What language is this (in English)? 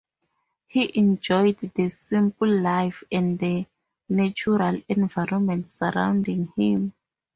English